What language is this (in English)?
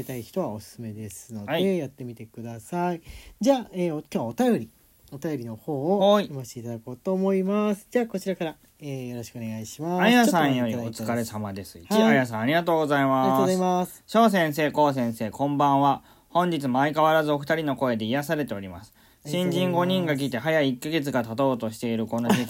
Japanese